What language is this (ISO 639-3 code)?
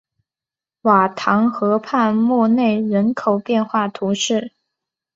zho